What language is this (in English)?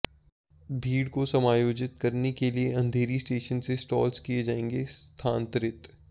Hindi